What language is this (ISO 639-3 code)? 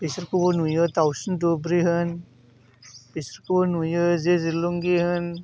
brx